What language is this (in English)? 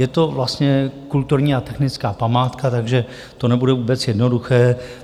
Czech